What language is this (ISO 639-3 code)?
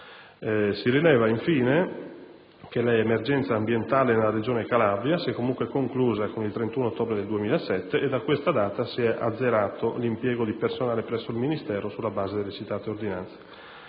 ita